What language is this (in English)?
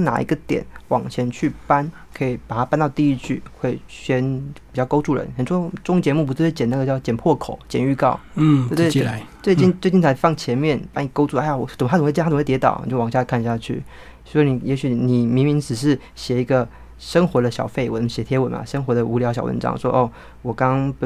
Chinese